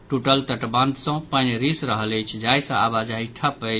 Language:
Maithili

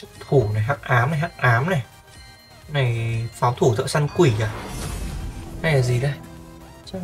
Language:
Vietnamese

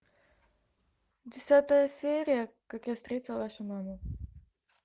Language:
Russian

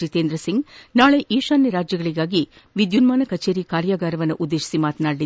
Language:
Kannada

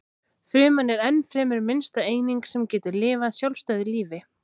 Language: Icelandic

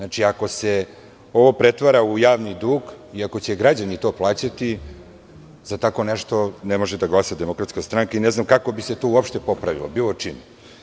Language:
Serbian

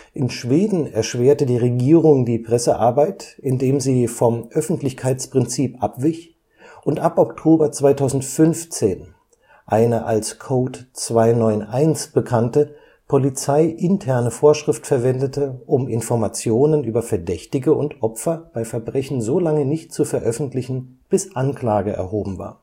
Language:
German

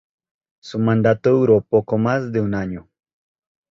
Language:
Spanish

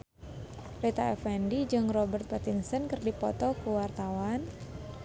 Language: Sundanese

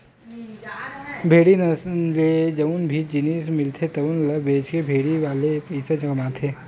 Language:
Chhattisgarhi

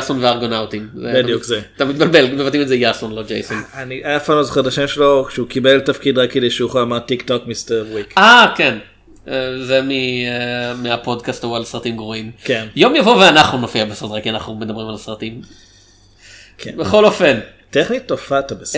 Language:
Hebrew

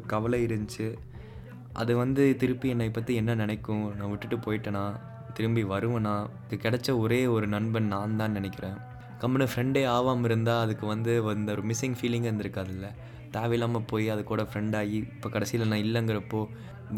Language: Tamil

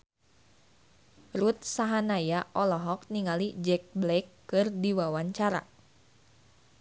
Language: Sundanese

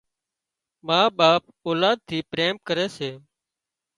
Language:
Wadiyara Koli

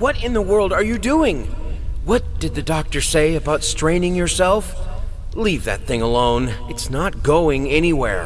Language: Turkish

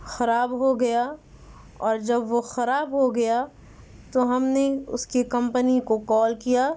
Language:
Urdu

